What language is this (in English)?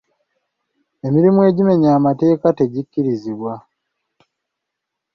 Ganda